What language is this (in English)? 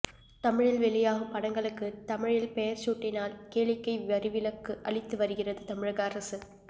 Tamil